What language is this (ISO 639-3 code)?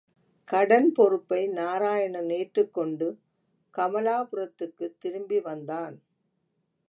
tam